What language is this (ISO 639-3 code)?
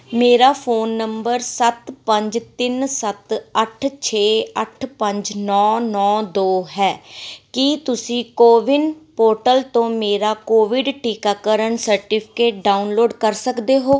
pan